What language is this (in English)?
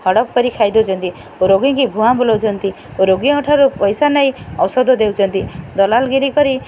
Odia